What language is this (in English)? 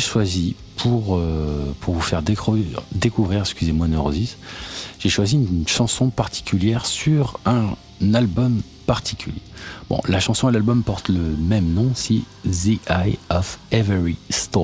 French